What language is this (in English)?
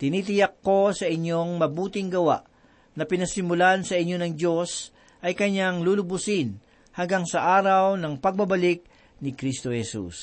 Filipino